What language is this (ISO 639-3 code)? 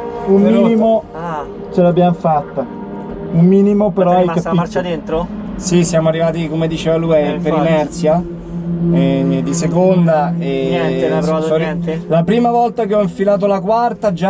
ita